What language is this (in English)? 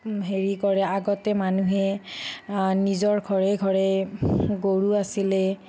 Assamese